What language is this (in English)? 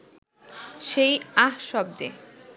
Bangla